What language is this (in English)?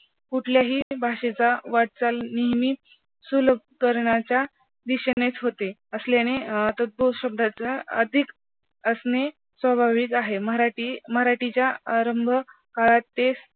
Marathi